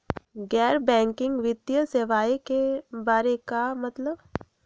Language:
Magahi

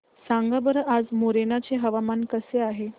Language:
Marathi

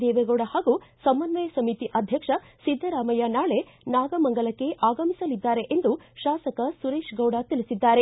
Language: Kannada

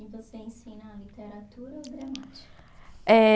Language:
Portuguese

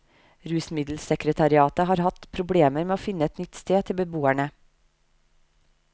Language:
Norwegian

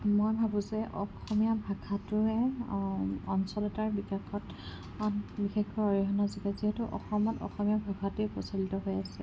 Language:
Assamese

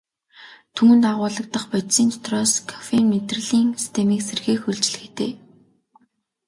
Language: Mongolian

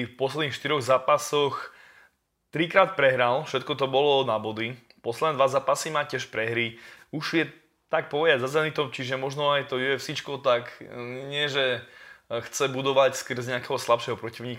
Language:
Slovak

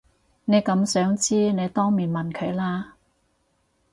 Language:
Cantonese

